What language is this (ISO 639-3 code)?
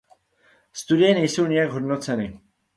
ces